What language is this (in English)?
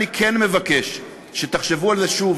Hebrew